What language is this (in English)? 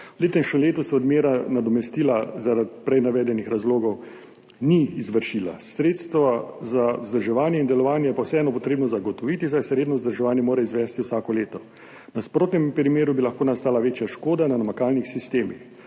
Slovenian